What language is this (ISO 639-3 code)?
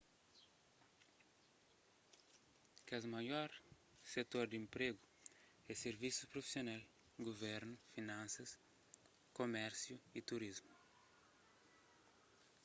kea